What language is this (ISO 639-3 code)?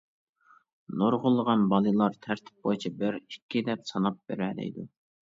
uig